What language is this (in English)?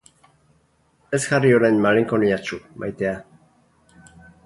Basque